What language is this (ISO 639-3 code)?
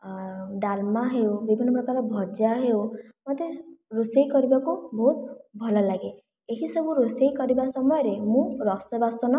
ori